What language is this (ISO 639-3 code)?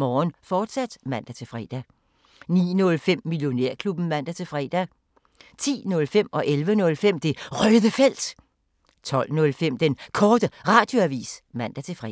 dan